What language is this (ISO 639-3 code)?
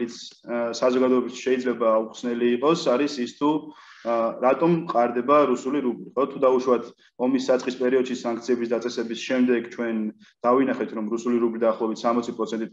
tur